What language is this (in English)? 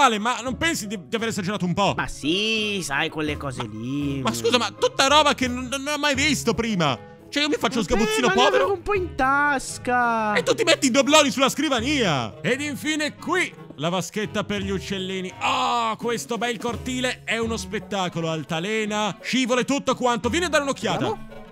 Italian